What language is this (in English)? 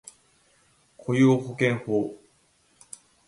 Japanese